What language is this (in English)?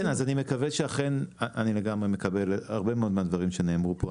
Hebrew